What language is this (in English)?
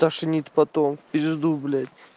Russian